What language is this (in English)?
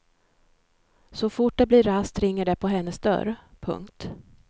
Swedish